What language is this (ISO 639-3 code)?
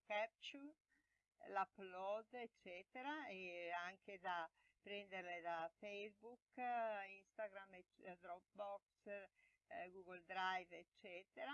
ita